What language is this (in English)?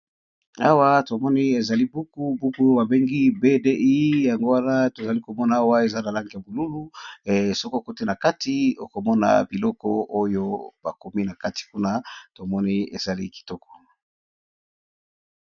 Lingala